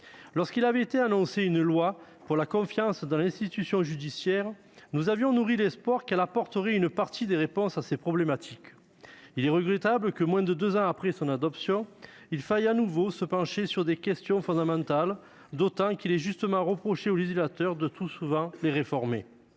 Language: French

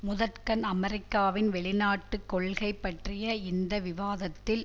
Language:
Tamil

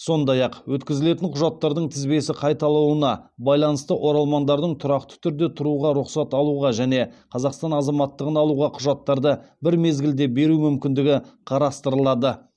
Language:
Kazakh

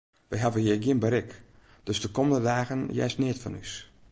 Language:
Western Frisian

